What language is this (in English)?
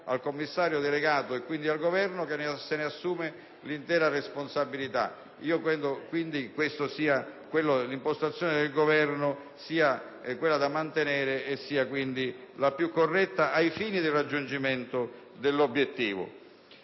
Italian